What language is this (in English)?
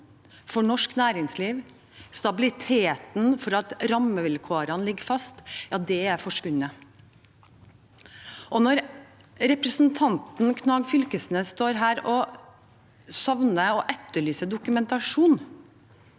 Norwegian